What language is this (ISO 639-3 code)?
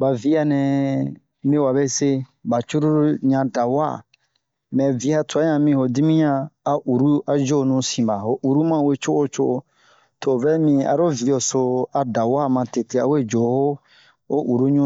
bmq